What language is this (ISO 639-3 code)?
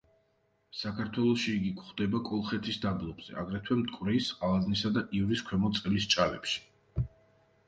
kat